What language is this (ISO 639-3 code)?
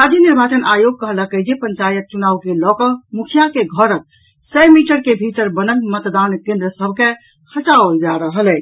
mai